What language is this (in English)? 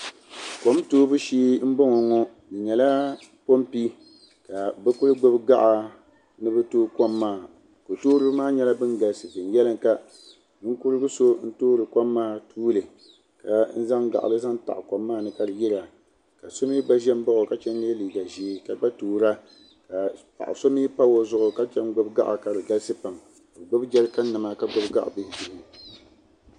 Dagbani